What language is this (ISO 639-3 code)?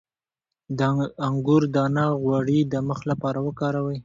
pus